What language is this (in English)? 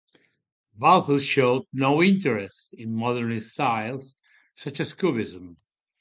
English